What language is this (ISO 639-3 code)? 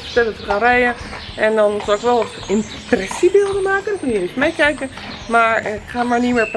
nld